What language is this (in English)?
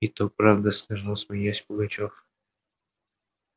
Russian